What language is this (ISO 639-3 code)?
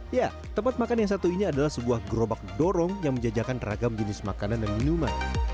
ind